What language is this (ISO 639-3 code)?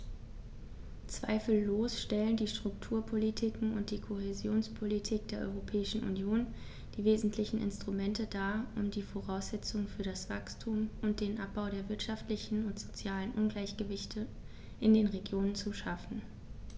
deu